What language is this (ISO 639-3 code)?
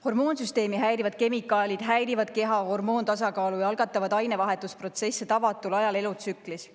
est